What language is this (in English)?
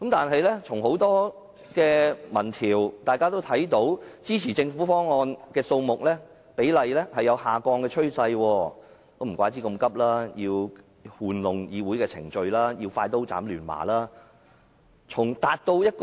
Cantonese